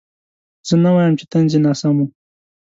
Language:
Pashto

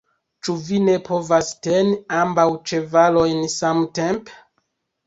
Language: Esperanto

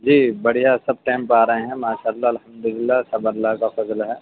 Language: Urdu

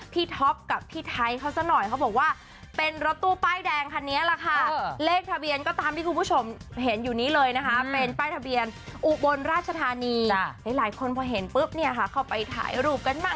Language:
Thai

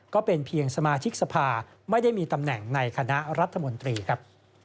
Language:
Thai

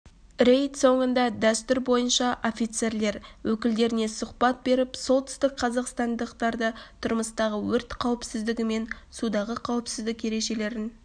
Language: Kazakh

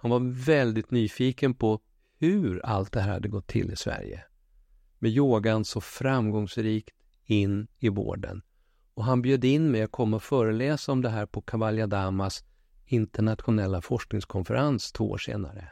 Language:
Swedish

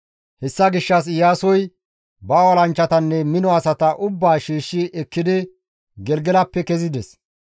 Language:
Gamo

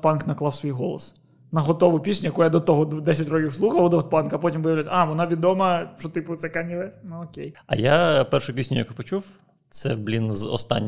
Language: Ukrainian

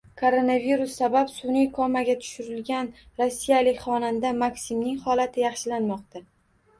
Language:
Uzbek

